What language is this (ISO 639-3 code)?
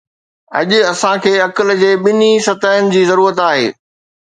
snd